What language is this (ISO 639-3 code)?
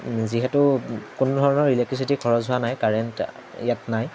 asm